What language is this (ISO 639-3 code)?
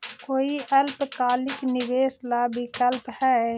mag